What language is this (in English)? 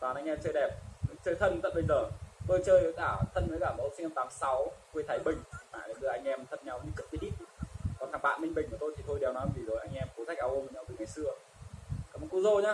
Vietnamese